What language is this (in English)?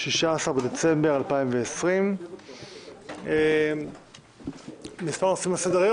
Hebrew